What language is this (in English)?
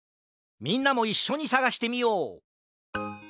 Japanese